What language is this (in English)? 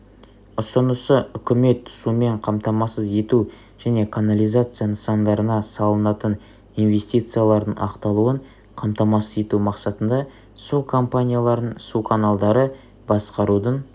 Kazakh